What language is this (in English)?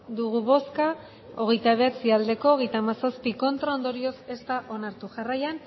Basque